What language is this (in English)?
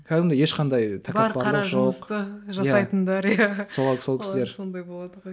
Kazakh